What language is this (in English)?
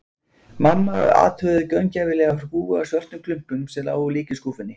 Icelandic